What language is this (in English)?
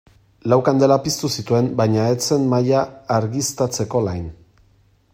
Basque